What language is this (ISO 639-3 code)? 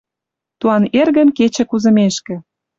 mrj